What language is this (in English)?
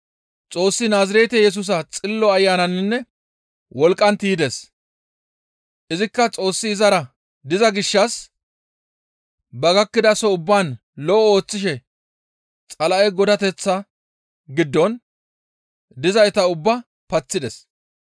Gamo